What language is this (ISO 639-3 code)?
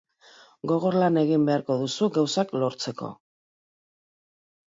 eus